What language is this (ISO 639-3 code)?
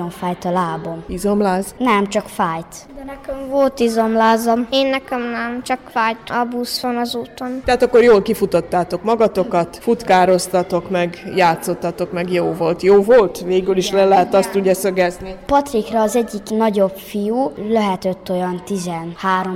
hun